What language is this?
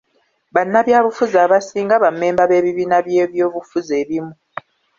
Ganda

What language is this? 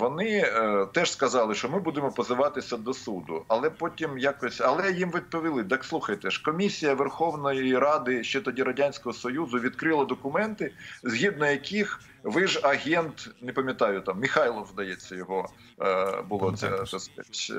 Ukrainian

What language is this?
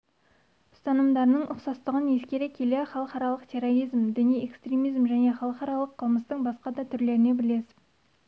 Kazakh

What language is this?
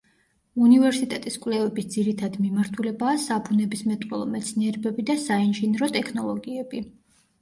Georgian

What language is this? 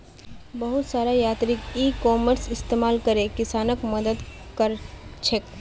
Magahi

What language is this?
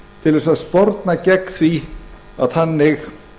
Icelandic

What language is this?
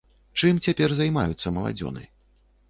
Belarusian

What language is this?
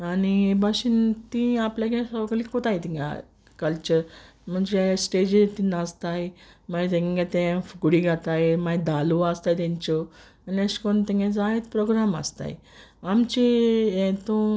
Konkani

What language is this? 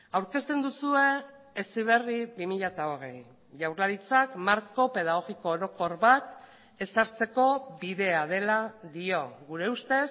Basque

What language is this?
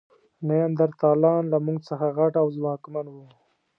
Pashto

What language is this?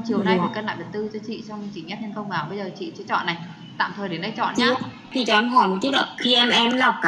Vietnamese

